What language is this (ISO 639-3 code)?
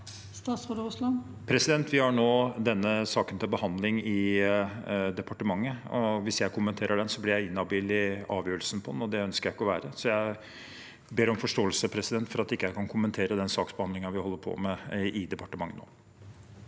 nor